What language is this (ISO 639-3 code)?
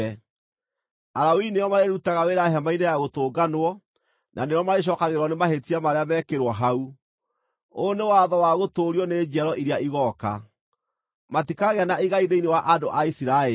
kik